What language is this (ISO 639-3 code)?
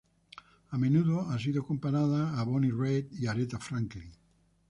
spa